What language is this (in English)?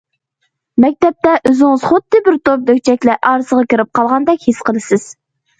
Uyghur